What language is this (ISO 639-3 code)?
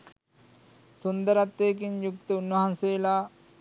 sin